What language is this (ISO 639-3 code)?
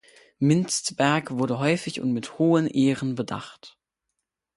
deu